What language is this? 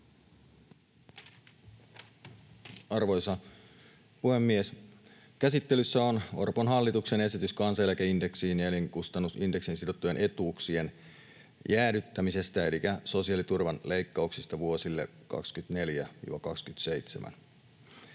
Finnish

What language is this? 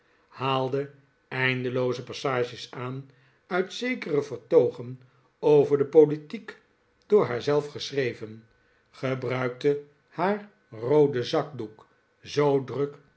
Dutch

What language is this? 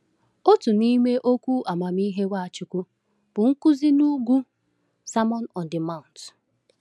Igbo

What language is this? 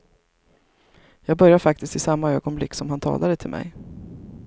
Swedish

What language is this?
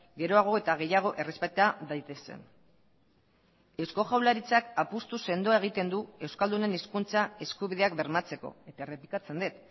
Basque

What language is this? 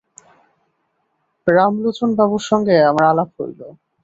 Bangla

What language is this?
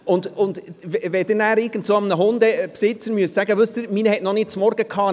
Swiss German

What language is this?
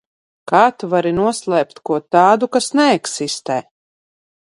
Latvian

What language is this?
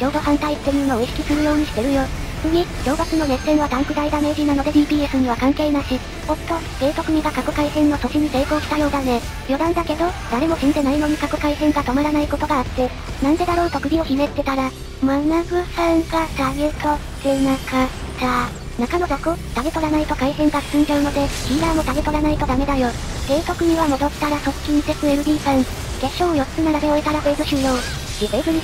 Japanese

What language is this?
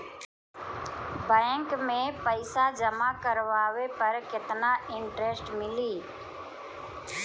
Bhojpuri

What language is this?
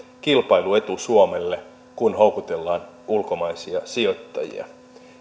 Finnish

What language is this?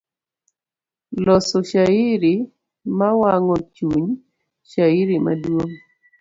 Luo (Kenya and Tanzania)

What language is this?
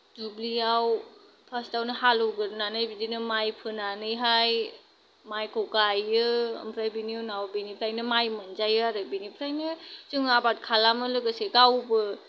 Bodo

